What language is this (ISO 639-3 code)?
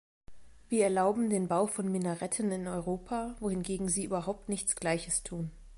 deu